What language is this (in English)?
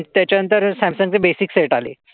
Marathi